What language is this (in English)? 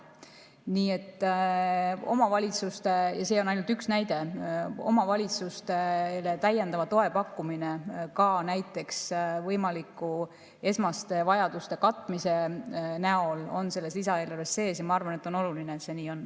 Estonian